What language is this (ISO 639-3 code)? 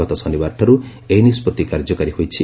ori